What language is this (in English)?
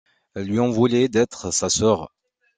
French